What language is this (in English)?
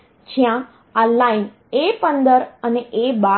Gujarati